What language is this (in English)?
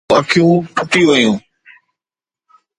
Sindhi